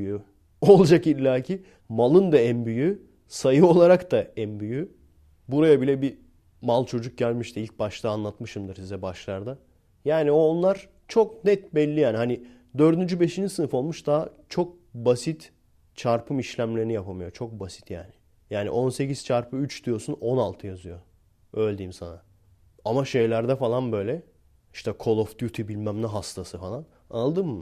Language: Turkish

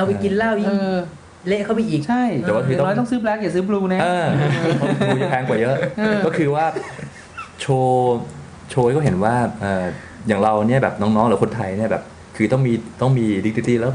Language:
Thai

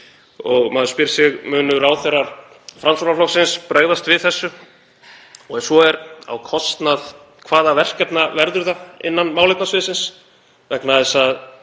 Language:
Icelandic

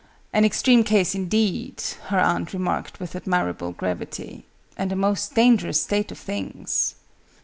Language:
English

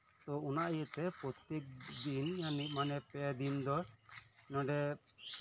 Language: Santali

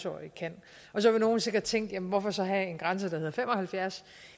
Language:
Danish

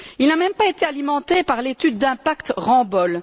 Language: French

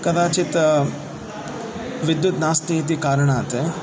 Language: Sanskrit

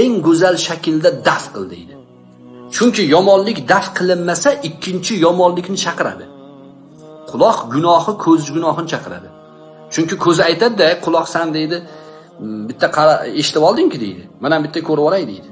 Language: Turkish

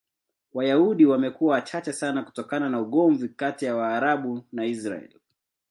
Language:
Swahili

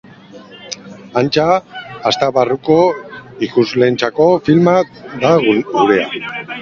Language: Basque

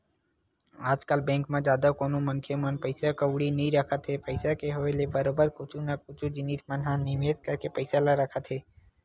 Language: Chhattisgarhi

